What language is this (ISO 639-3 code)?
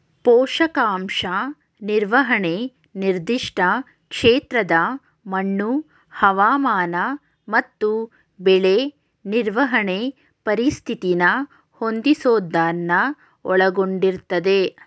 kan